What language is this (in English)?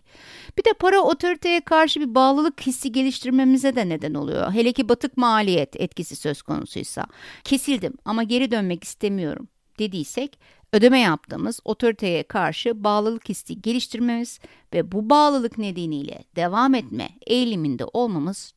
Turkish